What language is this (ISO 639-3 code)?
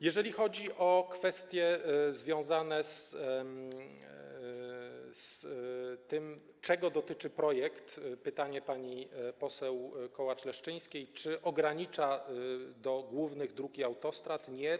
pol